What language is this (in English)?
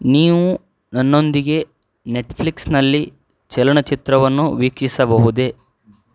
Kannada